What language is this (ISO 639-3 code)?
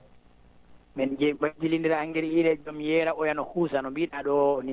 ful